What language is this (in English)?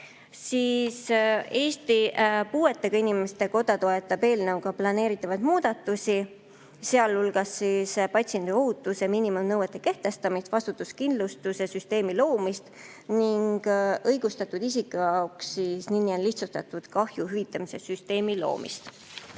Estonian